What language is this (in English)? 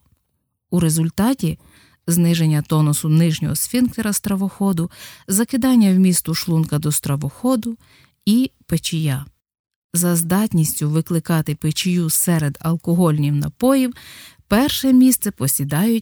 Ukrainian